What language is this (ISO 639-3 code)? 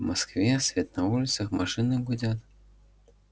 rus